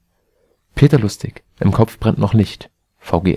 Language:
German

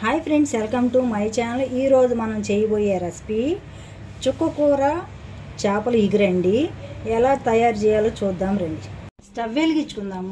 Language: Romanian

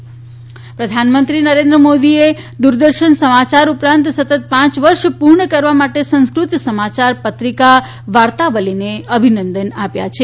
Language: Gujarati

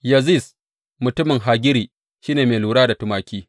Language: Hausa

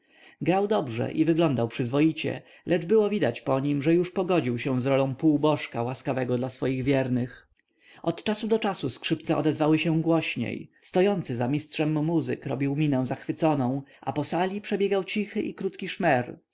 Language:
Polish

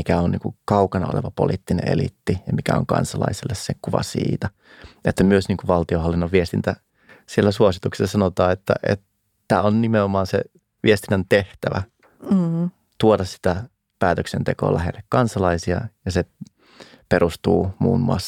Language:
Finnish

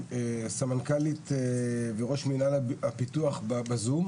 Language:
Hebrew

